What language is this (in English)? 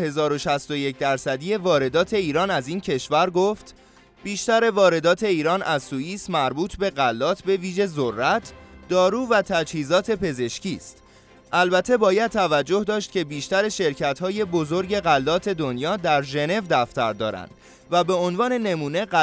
Persian